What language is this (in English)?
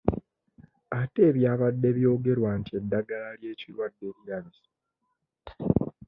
Ganda